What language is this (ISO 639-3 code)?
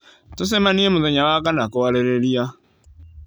kik